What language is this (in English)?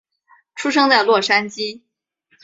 Chinese